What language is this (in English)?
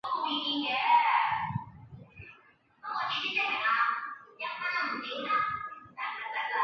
Chinese